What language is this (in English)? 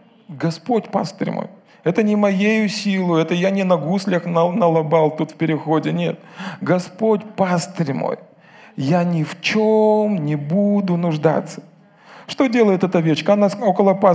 Russian